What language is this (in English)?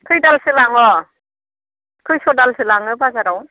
Bodo